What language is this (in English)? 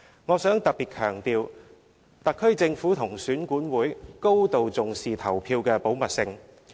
Cantonese